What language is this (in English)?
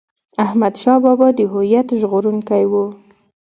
Pashto